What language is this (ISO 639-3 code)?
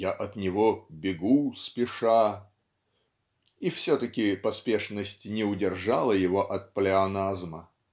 rus